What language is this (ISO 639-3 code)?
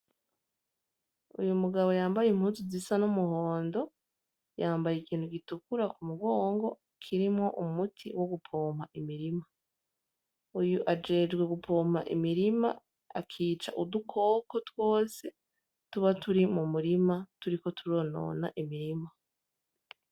run